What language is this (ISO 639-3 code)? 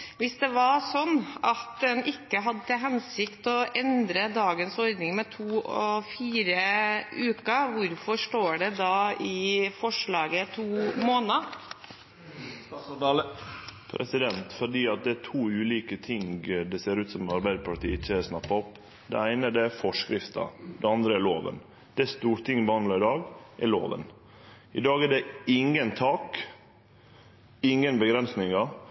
nor